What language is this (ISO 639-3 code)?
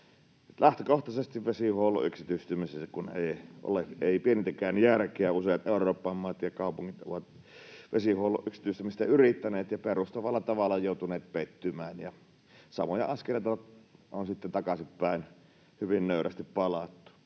fin